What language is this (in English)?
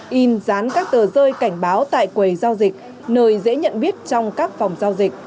Vietnamese